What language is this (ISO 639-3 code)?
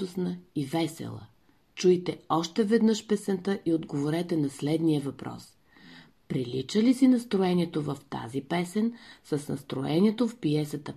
bul